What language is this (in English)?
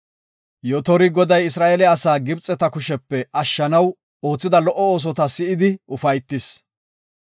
Gofa